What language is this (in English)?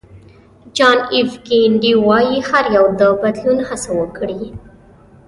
Pashto